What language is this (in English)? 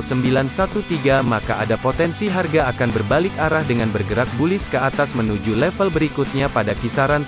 Indonesian